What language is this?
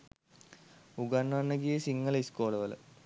Sinhala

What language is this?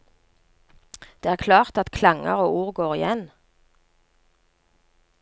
Norwegian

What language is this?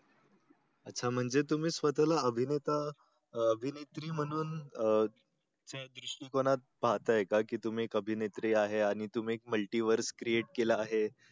Marathi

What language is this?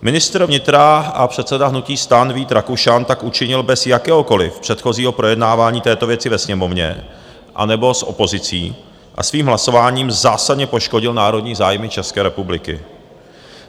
Czech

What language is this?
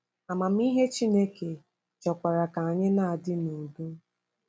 Igbo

